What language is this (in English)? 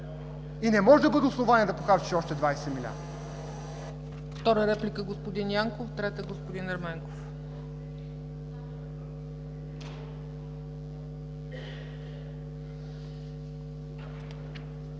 Bulgarian